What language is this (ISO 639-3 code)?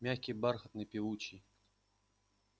rus